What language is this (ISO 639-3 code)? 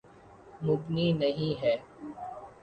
urd